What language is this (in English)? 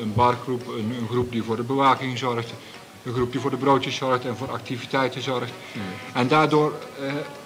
Dutch